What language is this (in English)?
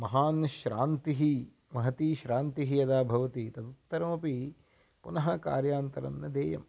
Sanskrit